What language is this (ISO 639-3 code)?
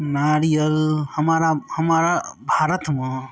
mai